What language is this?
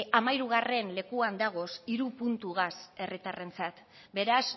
Basque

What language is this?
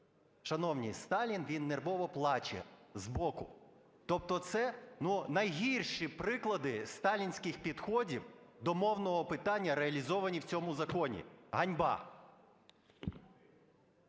Ukrainian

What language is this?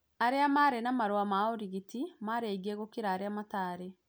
Kikuyu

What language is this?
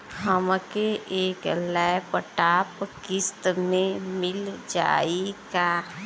Bhojpuri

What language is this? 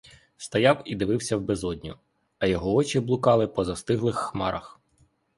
Ukrainian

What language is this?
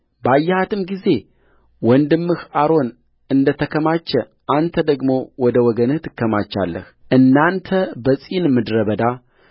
Amharic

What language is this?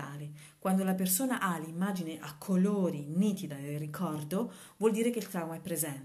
Italian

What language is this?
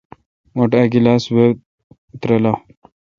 Kalkoti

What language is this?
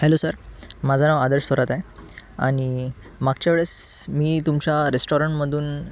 Marathi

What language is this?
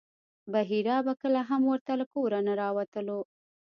Pashto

